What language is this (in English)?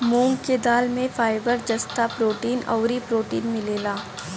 Bhojpuri